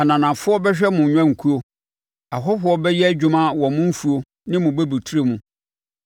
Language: Akan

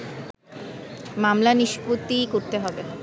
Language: Bangla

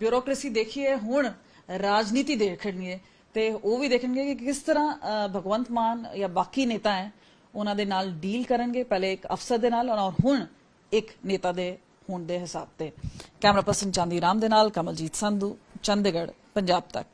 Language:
Punjabi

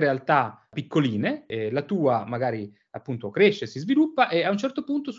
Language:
Italian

